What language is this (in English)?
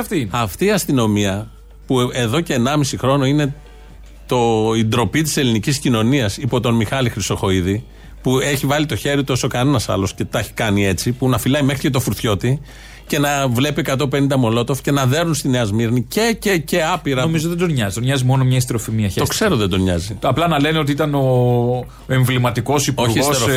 Greek